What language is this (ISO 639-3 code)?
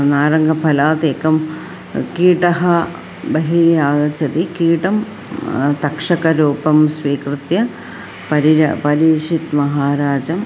san